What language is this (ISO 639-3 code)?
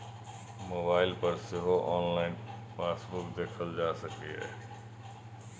mai